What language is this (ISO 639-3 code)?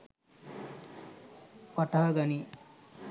sin